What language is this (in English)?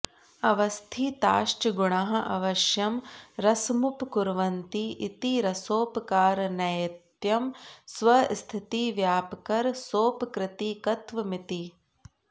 Sanskrit